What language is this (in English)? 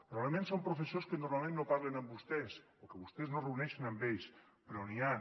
Catalan